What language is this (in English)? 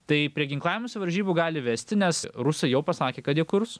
Lithuanian